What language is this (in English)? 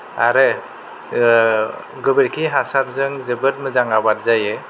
Bodo